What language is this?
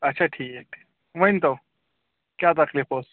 Kashmiri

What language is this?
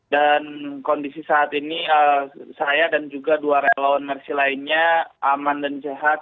Indonesian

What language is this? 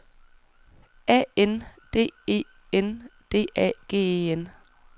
Danish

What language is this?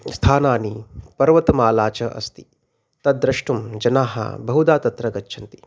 Sanskrit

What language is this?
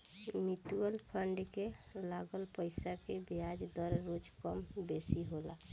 Bhojpuri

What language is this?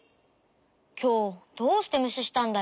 Japanese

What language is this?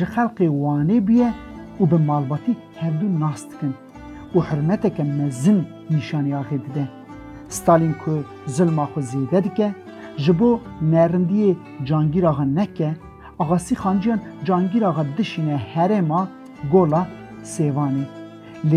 Persian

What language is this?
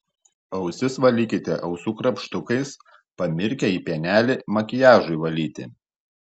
Lithuanian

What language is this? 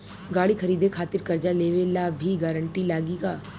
Bhojpuri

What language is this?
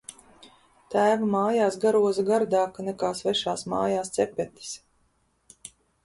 Latvian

